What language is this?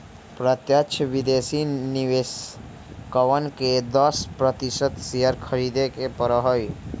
Magahi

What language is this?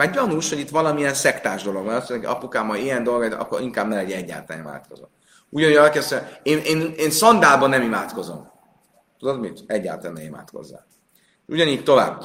Hungarian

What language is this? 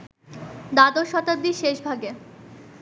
Bangla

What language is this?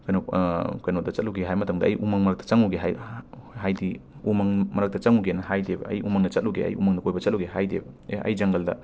Manipuri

